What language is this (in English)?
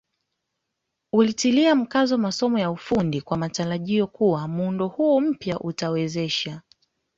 Swahili